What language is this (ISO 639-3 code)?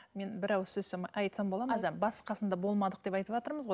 kaz